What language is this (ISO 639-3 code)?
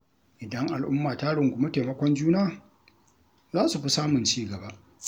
hau